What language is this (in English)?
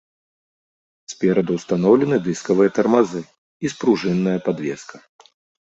Belarusian